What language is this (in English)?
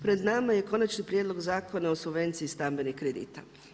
Croatian